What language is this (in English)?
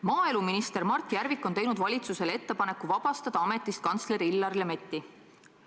Estonian